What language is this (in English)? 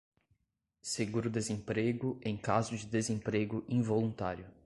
Portuguese